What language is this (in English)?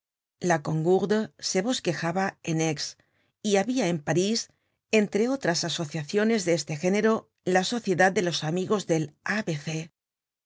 Spanish